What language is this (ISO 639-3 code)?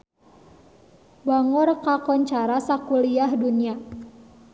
sun